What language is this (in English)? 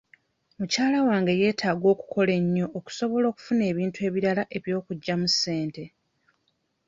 Ganda